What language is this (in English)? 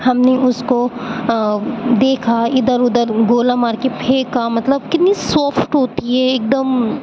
Urdu